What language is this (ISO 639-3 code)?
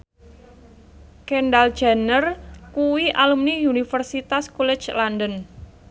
jav